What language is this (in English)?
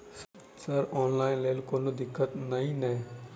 Maithili